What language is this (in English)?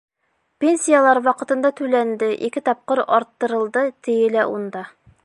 Bashkir